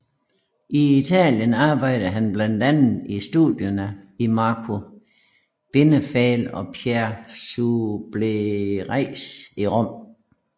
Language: Danish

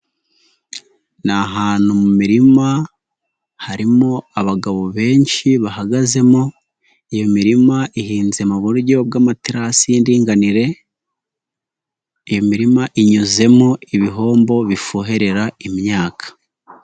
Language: Kinyarwanda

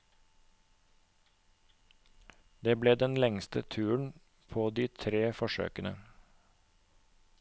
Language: Norwegian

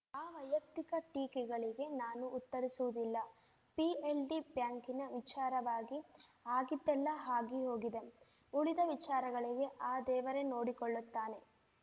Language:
Kannada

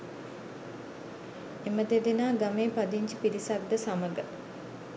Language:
Sinhala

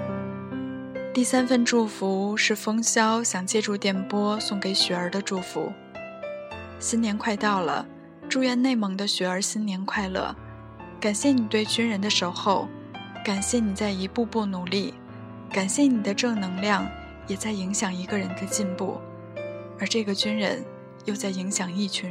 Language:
Chinese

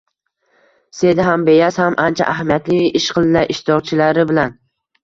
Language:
Uzbek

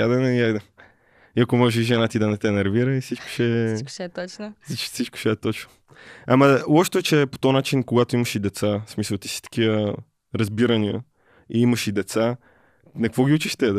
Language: Bulgarian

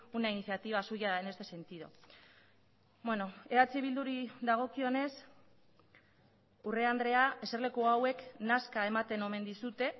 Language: Basque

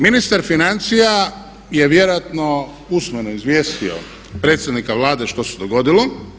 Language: Croatian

